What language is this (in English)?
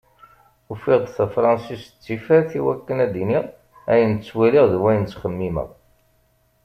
Kabyle